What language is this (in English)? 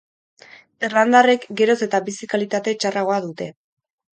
Basque